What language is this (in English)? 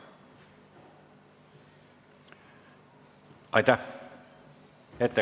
Estonian